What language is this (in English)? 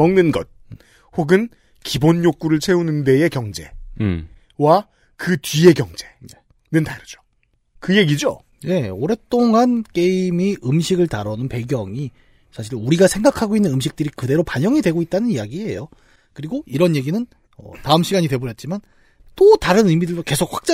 Korean